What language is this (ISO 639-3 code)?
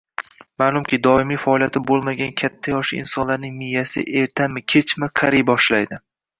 uzb